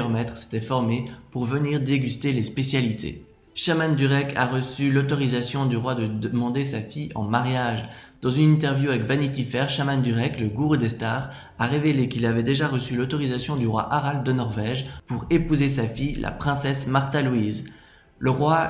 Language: French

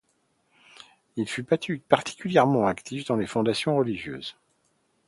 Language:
French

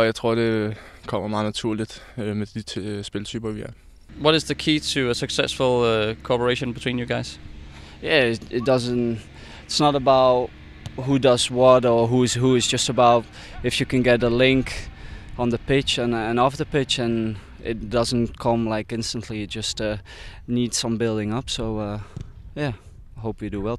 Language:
Danish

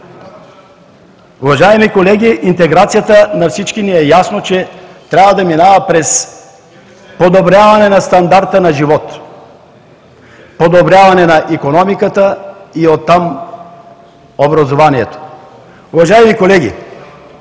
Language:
Bulgarian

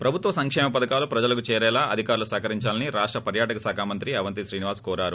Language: Telugu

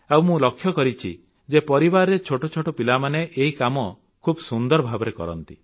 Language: Odia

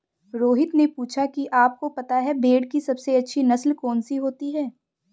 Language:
Hindi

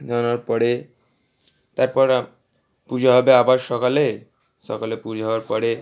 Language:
Bangla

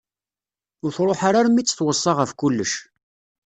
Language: Kabyle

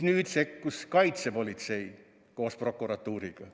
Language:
Estonian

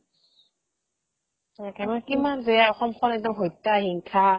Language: Assamese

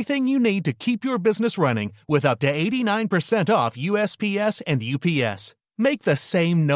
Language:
Swedish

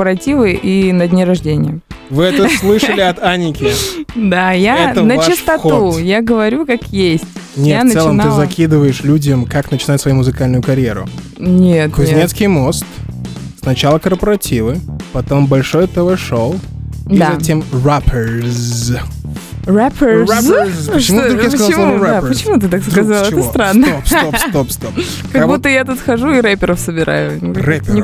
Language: Russian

